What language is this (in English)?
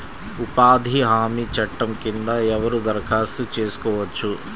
Telugu